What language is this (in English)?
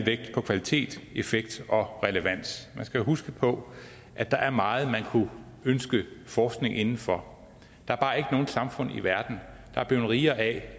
Danish